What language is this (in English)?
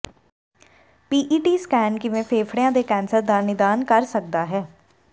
Punjabi